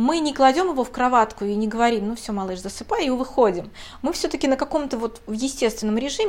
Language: Russian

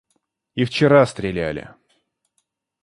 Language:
Russian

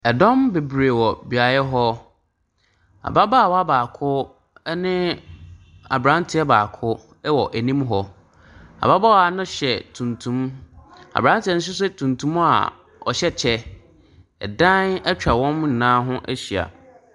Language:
Akan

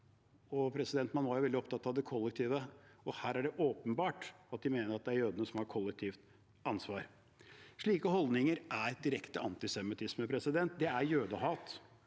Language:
Norwegian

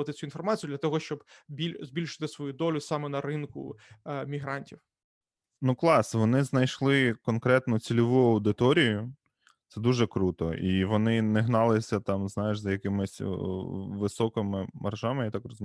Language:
Ukrainian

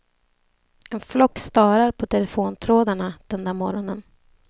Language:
Swedish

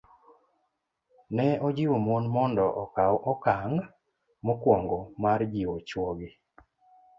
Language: Luo (Kenya and Tanzania)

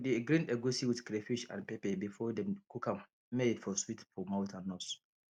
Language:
Nigerian Pidgin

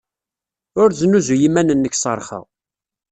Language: Kabyle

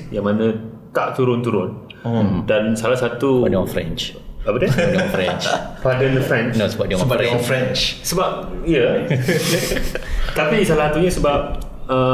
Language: Malay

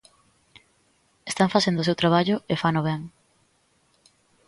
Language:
Galician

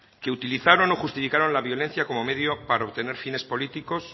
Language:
Spanish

